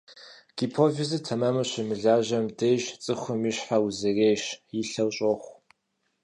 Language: Kabardian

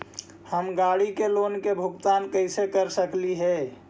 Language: Magahi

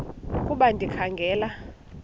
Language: Xhosa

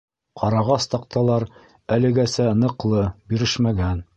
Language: Bashkir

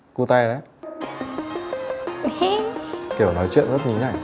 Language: Vietnamese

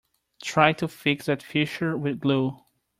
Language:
English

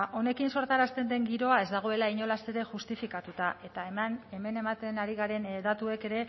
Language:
Basque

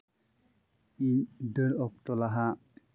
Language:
Santali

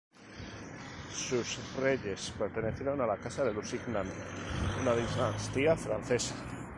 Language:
Spanish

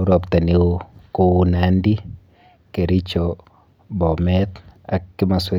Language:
Kalenjin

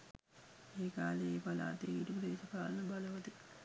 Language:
Sinhala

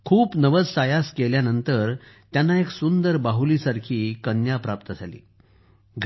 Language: Marathi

